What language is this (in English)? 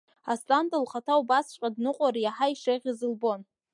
Abkhazian